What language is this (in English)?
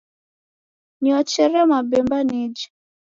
Taita